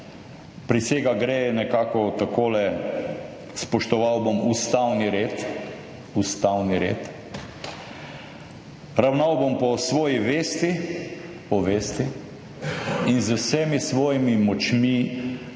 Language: Slovenian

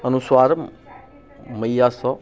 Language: Maithili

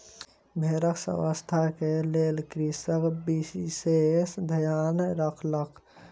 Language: Maithili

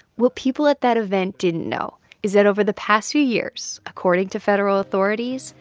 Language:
English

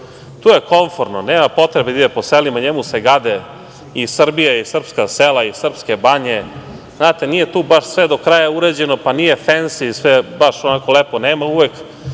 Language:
Serbian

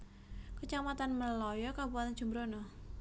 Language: Javanese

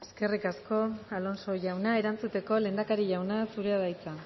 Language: Basque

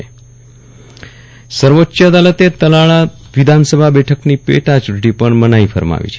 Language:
Gujarati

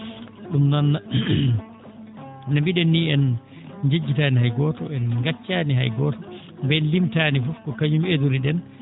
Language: Fula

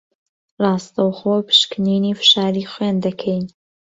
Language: Central Kurdish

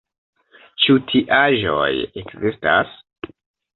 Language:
Esperanto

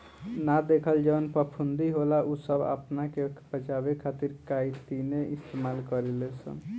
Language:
Bhojpuri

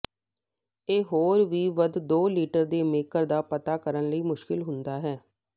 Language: Punjabi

